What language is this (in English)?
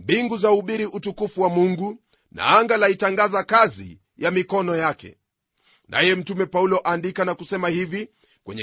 Swahili